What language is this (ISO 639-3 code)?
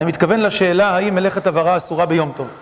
heb